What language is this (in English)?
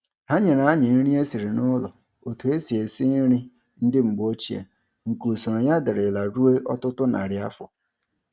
Igbo